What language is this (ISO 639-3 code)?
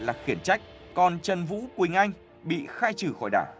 vie